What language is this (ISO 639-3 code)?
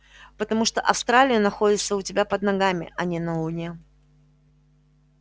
rus